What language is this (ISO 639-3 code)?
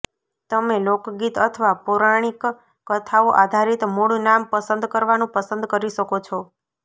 guj